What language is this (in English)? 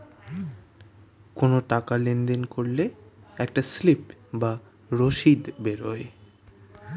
Bangla